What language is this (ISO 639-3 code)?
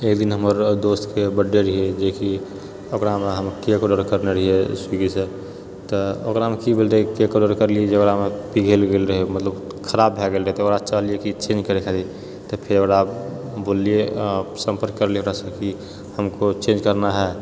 mai